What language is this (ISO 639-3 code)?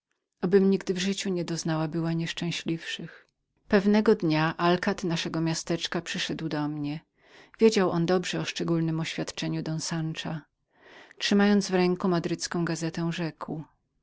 pol